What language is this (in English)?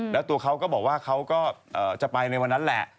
Thai